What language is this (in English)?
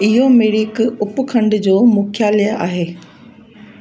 Sindhi